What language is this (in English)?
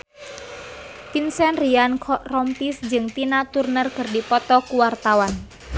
Sundanese